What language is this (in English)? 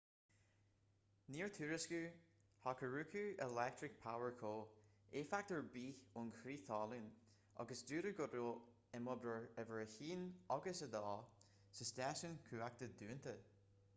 Irish